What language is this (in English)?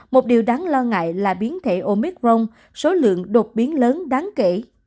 Vietnamese